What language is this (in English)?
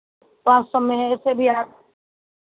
Hindi